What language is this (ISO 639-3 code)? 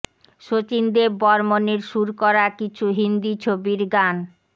ben